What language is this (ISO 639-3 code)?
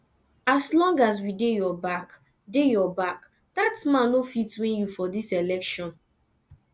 pcm